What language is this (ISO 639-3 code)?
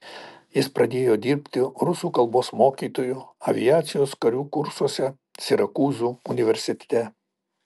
lit